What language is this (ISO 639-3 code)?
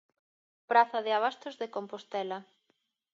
glg